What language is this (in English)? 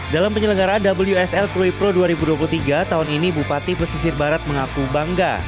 Indonesian